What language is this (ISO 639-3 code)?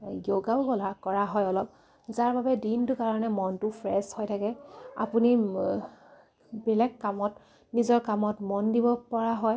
asm